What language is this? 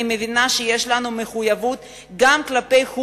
Hebrew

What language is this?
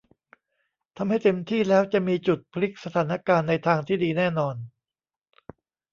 Thai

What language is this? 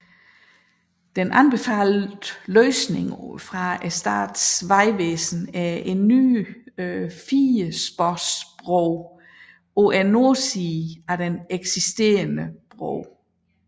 Danish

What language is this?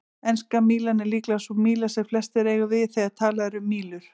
Icelandic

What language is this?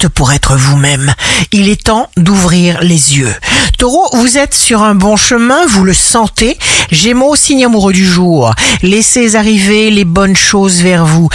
French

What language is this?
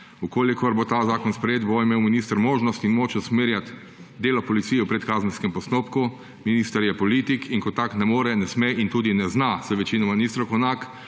Slovenian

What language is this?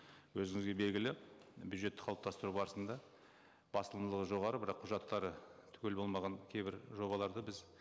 Kazakh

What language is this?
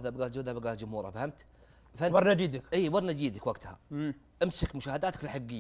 Arabic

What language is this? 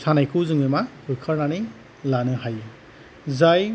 Bodo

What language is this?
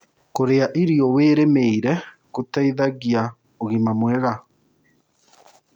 Kikuyu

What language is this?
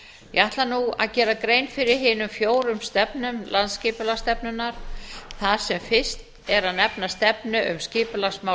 Icelandic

